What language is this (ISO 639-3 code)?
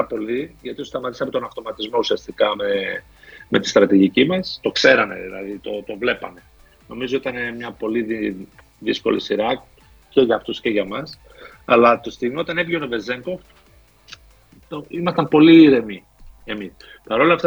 ell